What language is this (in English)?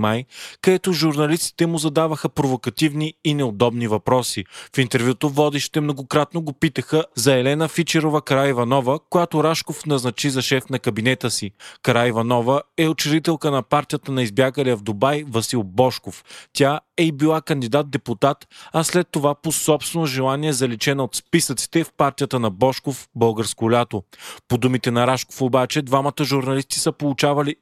Bulgarian